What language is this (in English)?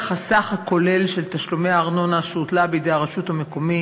Hebrew